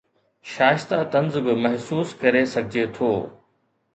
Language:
Sindhi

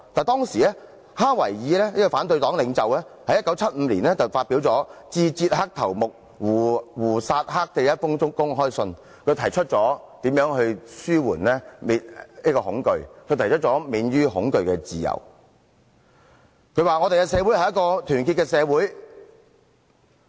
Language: Cantonese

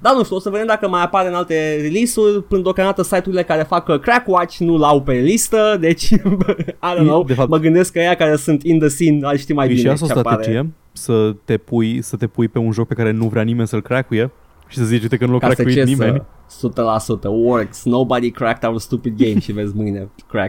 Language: Romanian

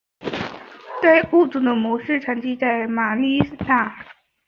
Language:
Chinese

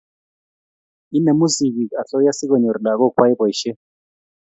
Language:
Kalenjin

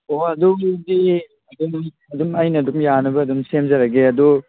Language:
Manipuri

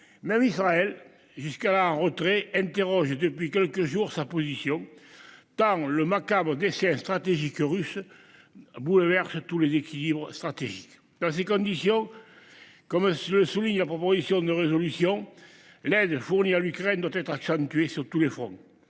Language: French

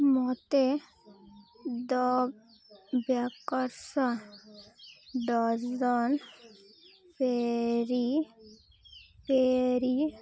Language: Odia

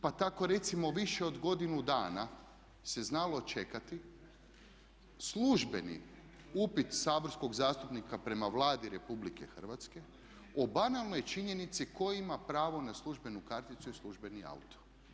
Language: Croatian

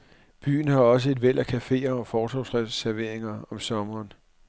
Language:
Danish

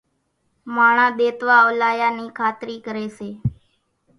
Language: Kachi Koli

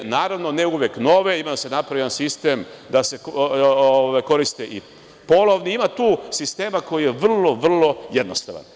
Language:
Serbian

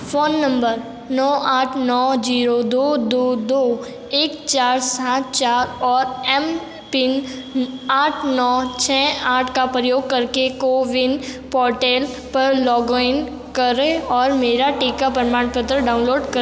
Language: Hindi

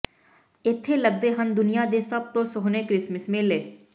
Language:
Punjabi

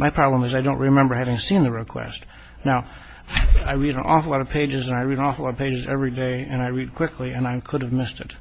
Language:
English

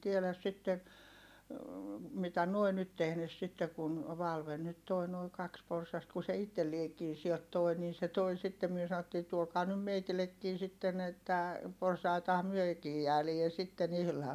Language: Finnish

